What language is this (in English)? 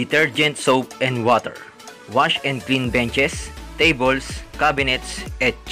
Romanian